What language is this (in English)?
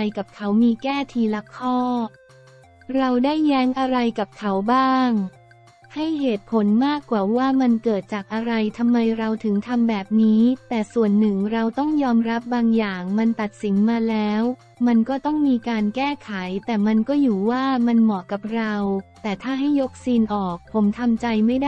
Thai